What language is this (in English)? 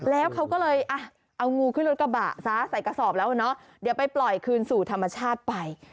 Thai